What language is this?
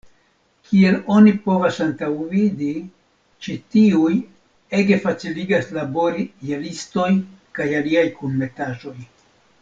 Esperanto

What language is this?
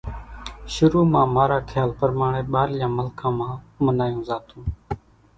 Kachi Koli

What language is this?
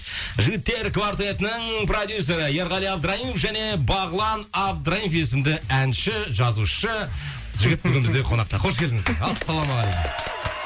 Kazakh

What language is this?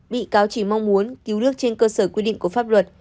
Vietnamese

